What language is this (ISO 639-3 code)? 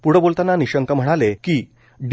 mar